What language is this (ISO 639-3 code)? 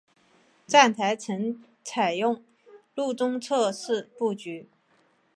zho